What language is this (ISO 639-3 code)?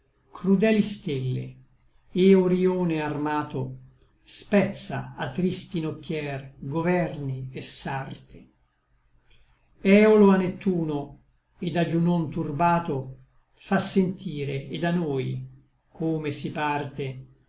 ita